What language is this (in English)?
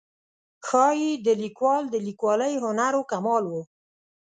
Pashto